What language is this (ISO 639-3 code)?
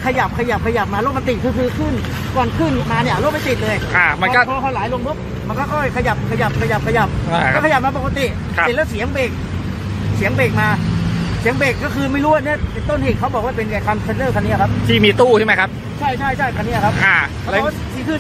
tha